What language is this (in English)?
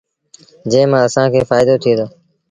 Sindhi Bhil